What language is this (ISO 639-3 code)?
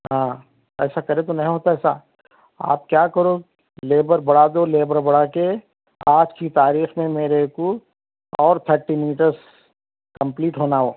urd